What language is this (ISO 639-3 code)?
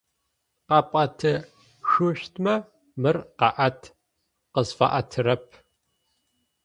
ady